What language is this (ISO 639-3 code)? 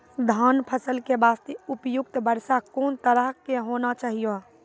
mai